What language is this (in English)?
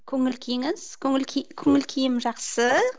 Kazakh